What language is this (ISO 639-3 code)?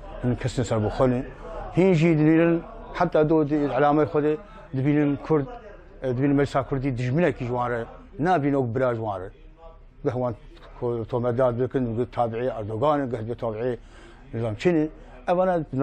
ara